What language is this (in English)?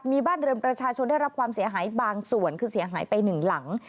Thai